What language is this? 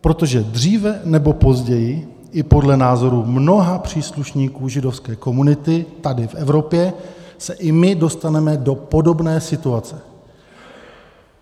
Czech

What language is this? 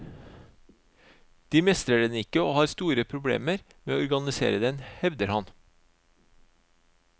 Norwegian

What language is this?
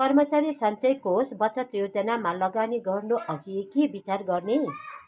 Nepali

